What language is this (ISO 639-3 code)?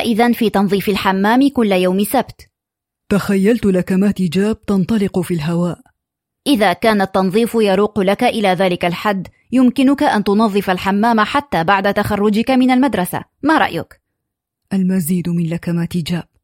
ara